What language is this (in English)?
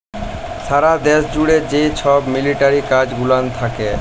Bangla